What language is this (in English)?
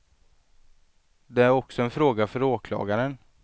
Swedish